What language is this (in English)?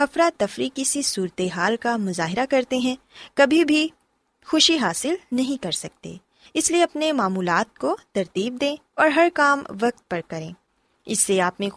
Urdu